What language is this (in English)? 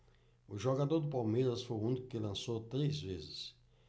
Portuguese